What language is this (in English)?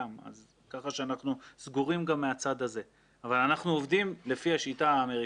Hebrew